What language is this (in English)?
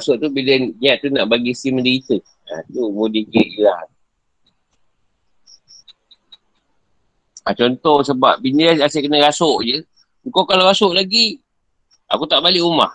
Malay